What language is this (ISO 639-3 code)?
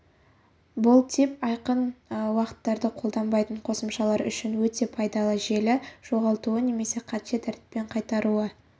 kaz